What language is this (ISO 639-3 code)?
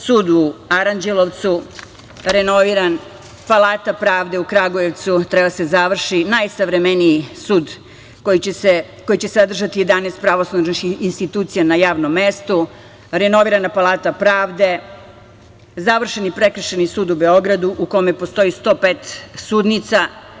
srp